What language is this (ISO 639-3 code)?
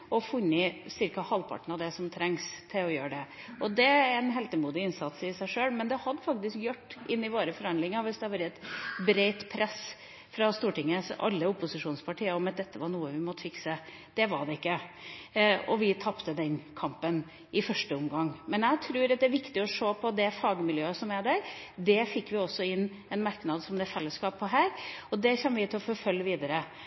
nob